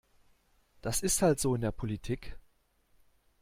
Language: German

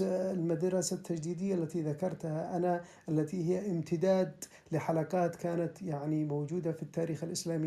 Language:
Arabic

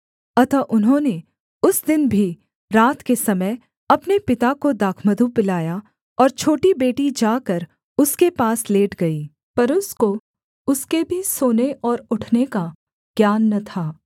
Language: Hindi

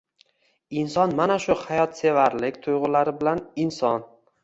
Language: Uzbek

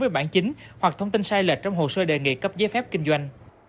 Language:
Vietnamese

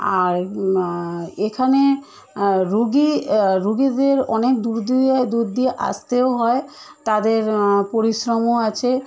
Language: Bangla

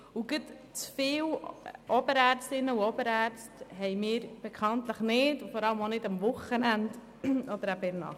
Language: Swiss German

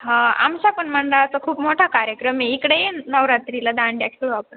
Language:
Marathi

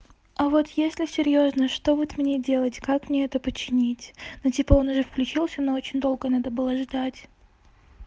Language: Russian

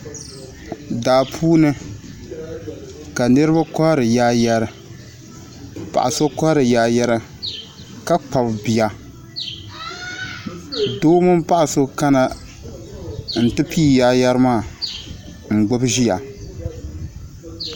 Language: Dagbani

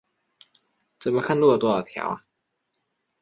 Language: Chinese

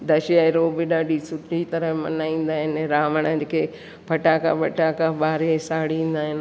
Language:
Sindhi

